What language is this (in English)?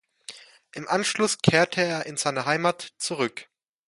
German